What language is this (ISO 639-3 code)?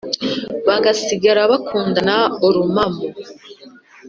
kin